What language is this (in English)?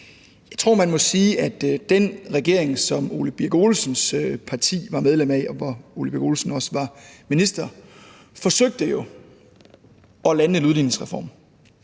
Danish